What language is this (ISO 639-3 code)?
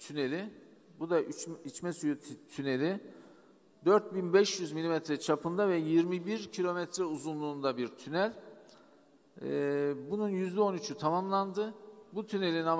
tur